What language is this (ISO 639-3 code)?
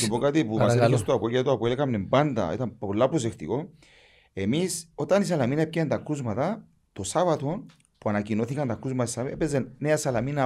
ell